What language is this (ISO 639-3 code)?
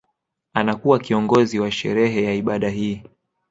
swa